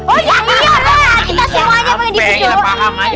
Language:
Indonesian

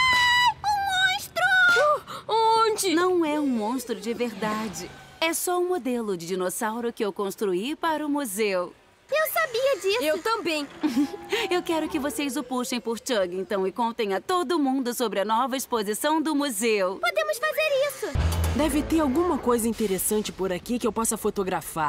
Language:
Portuguese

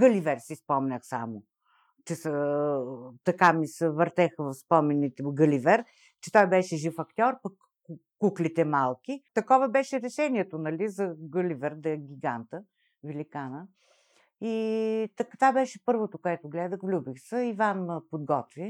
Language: Bulgarian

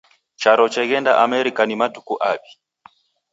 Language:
Taita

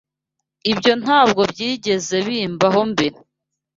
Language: Kinyarwanda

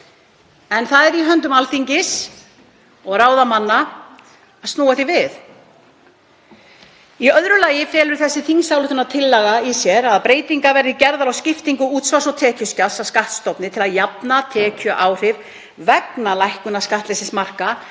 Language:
Icelandic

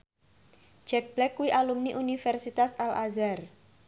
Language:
Javanese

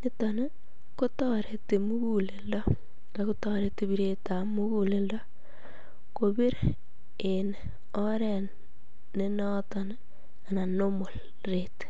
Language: Kalenjin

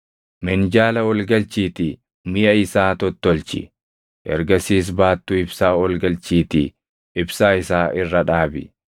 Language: Oromo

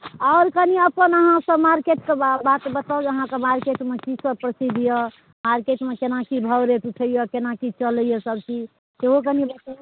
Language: Maithili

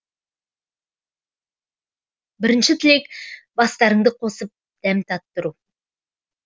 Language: Kazakh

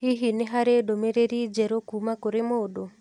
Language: Kikuyu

